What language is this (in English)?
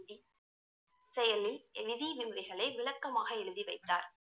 Tamil